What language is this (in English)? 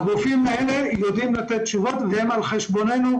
Hebrew